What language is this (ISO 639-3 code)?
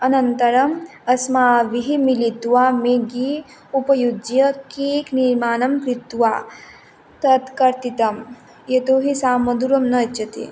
san